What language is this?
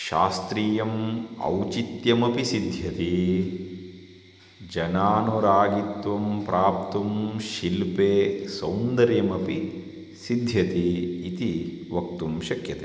Sanskrit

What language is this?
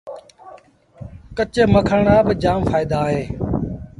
Sindhi Bhil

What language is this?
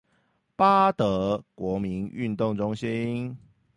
Chinese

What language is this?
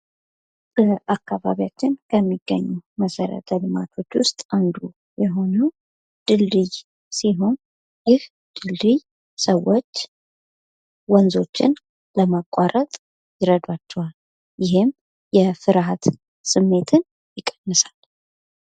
Amharic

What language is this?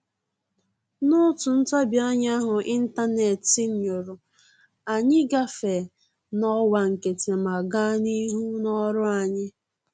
Igbo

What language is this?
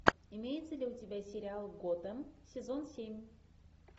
Russian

